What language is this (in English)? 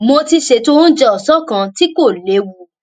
Yoruba